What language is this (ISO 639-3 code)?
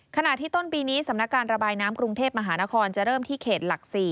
tha